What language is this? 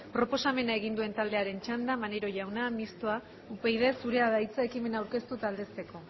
Basque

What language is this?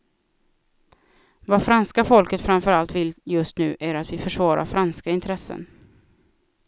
Swedish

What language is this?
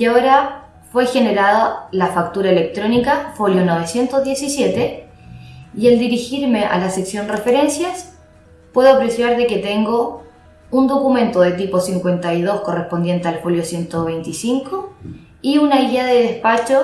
Spanish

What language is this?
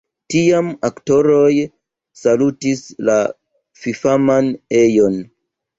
Esperanto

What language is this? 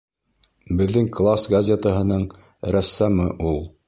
Bashkir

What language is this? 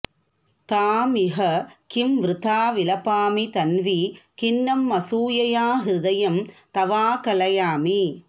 Sanskrit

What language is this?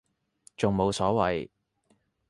Cantonese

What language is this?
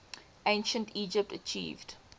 English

